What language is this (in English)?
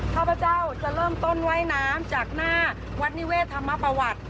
Thai